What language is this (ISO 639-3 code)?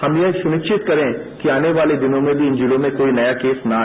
hin